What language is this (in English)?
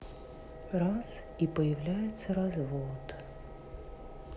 Russian